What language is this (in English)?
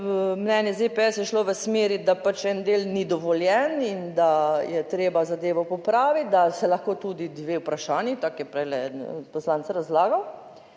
Slovenian